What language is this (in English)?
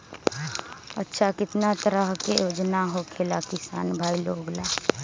Magahi